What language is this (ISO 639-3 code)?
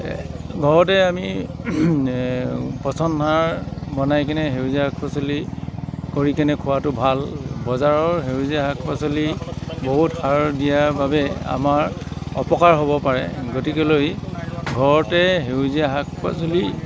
asm